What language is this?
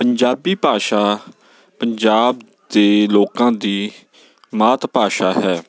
Punjabi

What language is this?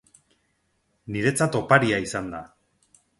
Basque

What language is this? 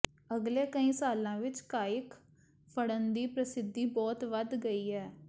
Punjabi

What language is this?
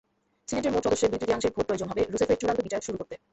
Bangla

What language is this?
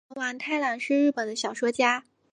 Chinese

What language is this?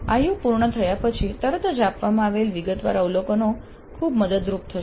Gujarati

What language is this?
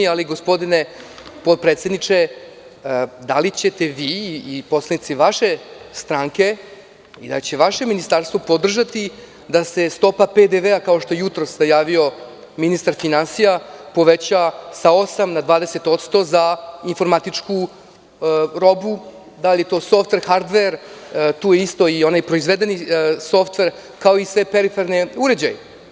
Serbian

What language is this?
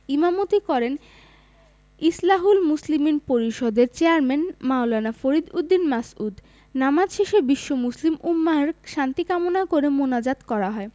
Bangla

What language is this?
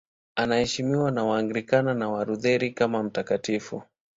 Swahili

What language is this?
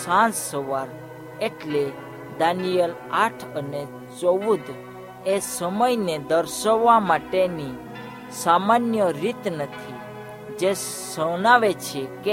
Hindi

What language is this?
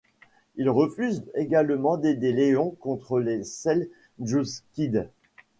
French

